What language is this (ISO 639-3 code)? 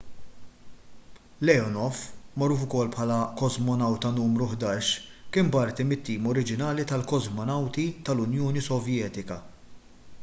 mlt